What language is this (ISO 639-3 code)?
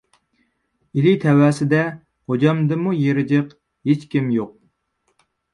uig